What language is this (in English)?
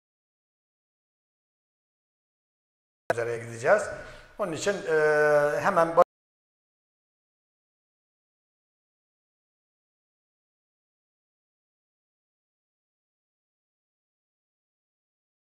Turkish